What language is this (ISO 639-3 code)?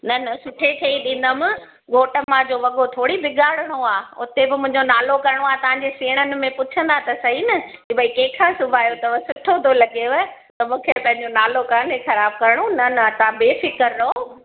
snd